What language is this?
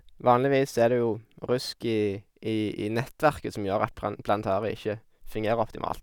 Norwegian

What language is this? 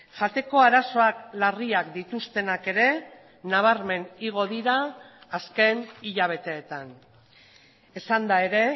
Basque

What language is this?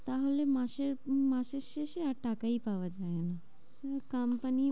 Bangla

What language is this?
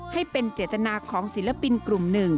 Thai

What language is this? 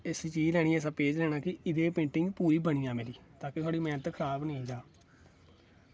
Dogri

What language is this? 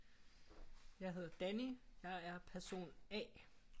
Danish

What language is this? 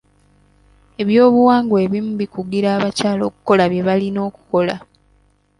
Ganda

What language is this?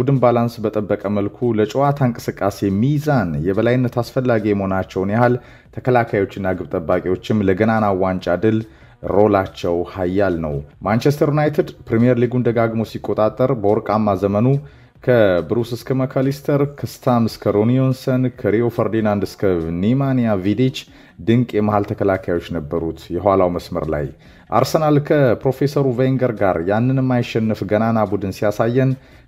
Romanian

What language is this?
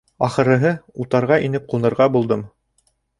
Bashkir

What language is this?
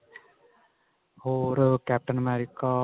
Punjabi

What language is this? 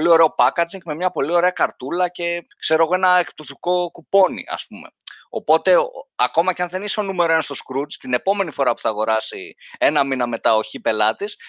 Greek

